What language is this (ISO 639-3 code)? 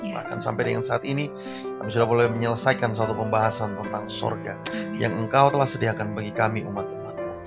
ind